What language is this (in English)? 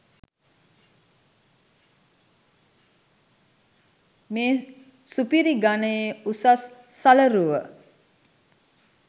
Sinhala